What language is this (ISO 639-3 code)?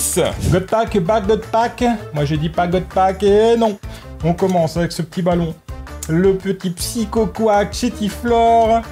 fra